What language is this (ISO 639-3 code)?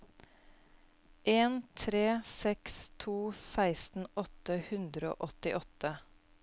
nor